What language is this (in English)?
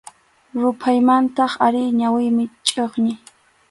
Arequipa-La Unión Quechua